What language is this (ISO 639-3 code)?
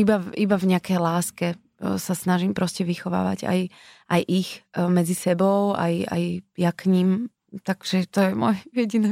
slk